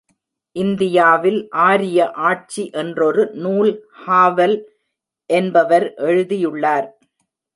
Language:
Tamil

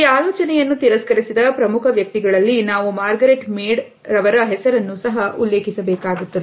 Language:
Kannada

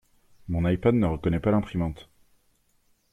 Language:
French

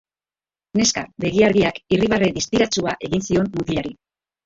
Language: Basque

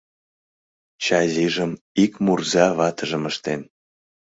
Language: Mari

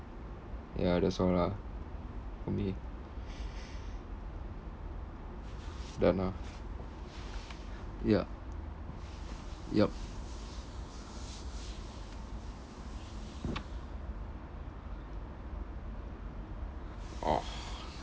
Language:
English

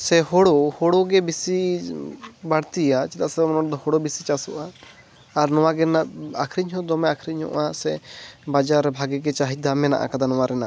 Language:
Santali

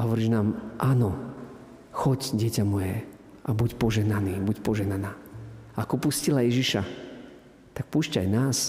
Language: Slovak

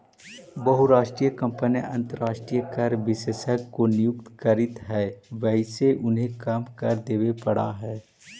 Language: Magahi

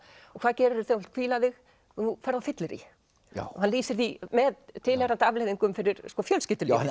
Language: Icelandic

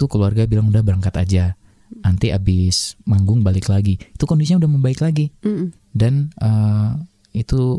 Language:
Indonesian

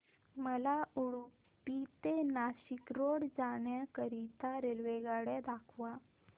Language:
Marathi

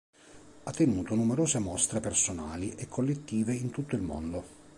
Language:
Italian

